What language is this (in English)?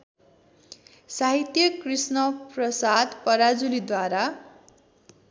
Nepali